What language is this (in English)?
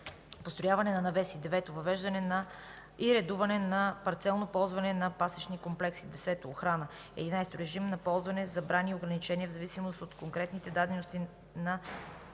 Bulgarian